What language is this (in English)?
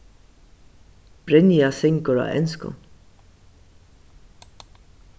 Faroese